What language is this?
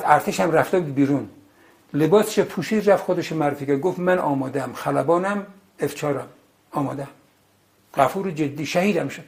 Persian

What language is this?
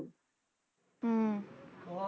Punjabi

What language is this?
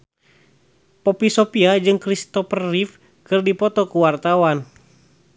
Sundanese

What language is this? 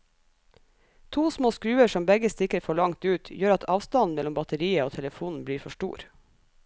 Norwegian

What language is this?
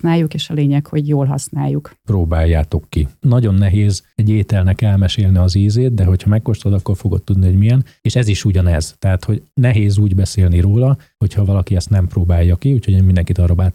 Hungarian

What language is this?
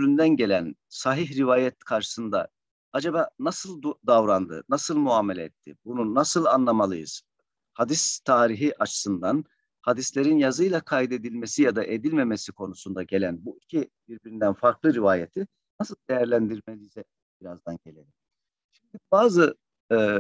Turkish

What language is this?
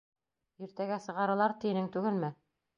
Bashkir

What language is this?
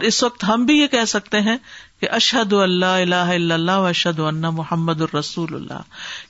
Urdu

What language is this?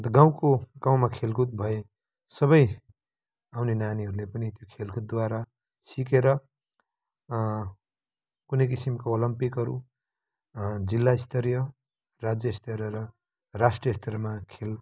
Nepali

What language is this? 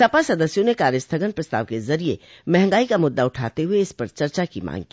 Hindi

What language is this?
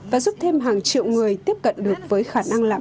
Vietnamese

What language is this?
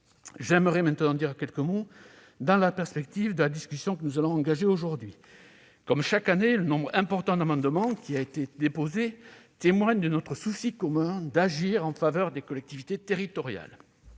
French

